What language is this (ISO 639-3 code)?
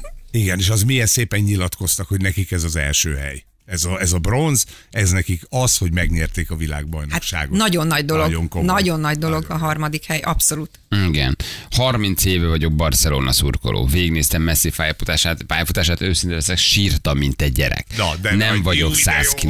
hun